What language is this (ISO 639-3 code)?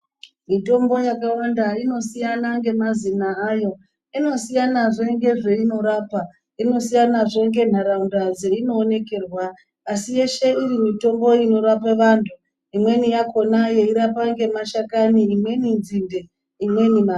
ndc